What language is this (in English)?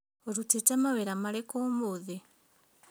Kikuyu